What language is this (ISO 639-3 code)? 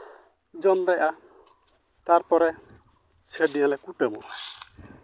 sat